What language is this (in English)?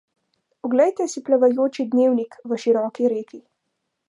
Slovenian